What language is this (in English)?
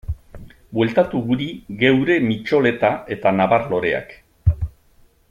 Basque